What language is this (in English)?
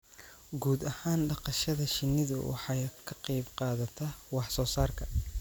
Somali